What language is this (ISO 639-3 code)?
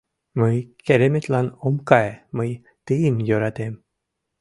chm